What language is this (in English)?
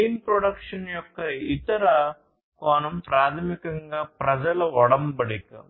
Telugu